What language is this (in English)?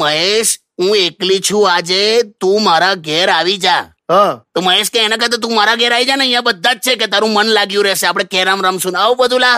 Hindi